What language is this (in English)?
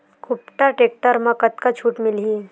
Chhattisgarhi